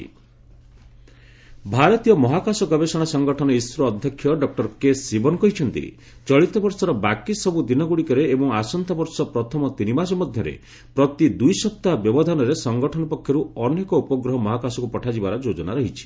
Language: Odia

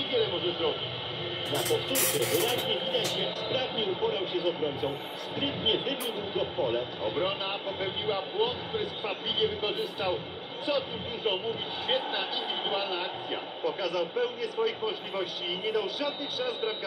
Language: Polish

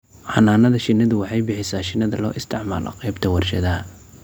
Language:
Somali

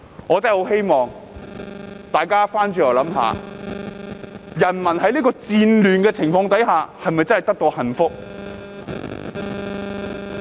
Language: Cantonese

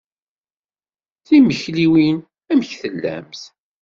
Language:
Kabyle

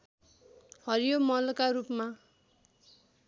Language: Nepali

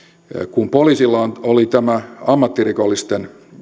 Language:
Finnish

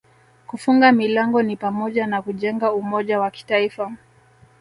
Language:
Swahili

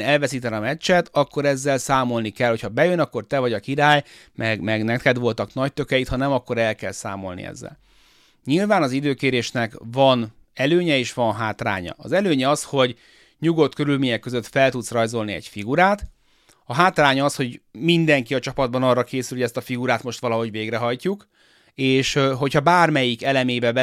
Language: Hungarian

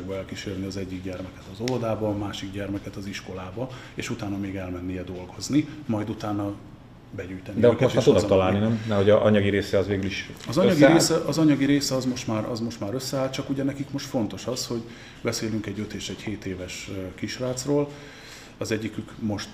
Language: Hungarian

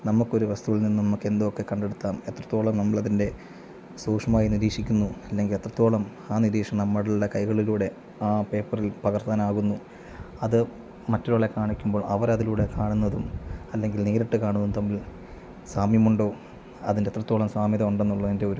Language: Malayalam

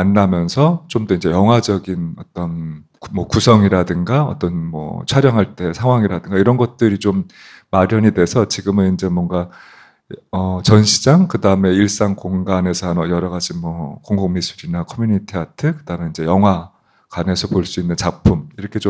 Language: Korean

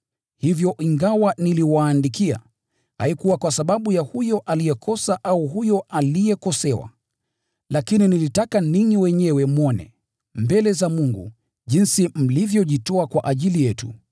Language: Swahili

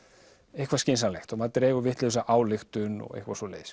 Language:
Icelandic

